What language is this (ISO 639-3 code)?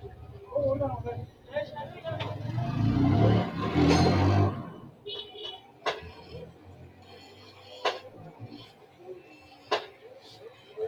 sid